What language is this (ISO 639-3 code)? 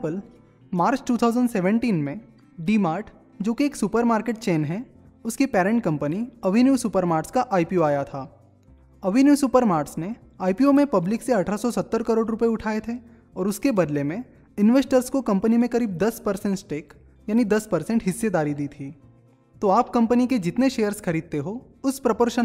hin